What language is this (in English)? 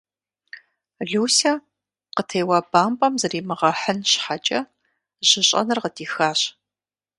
Kabardian